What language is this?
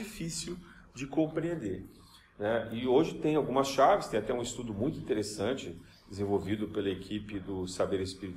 Portuguese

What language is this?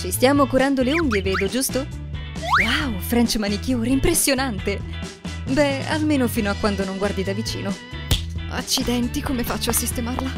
Italian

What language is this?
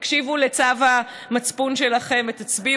Hebrew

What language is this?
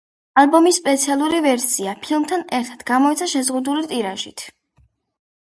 Georgian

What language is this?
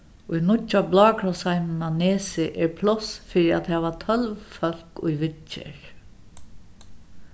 Faroese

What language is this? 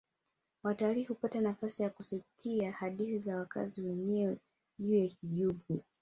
Swahili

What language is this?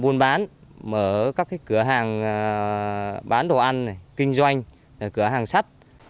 Vietnamese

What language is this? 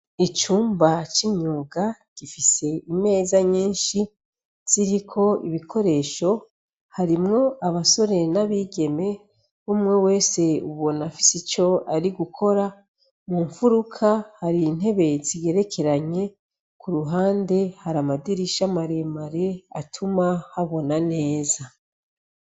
Rundi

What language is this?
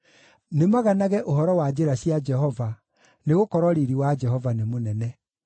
Kikuyu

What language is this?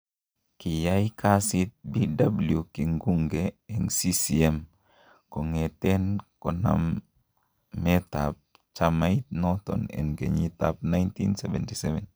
Kalenjin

